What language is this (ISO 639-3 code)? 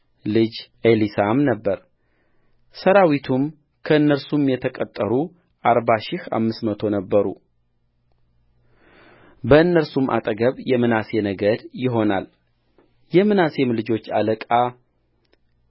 amh